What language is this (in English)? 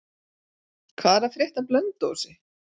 Icelandic